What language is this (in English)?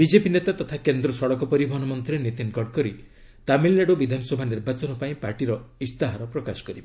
Odia